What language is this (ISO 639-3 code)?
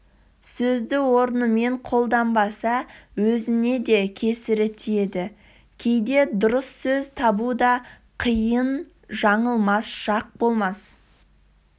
kaz